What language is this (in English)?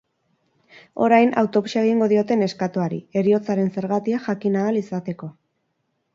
Basque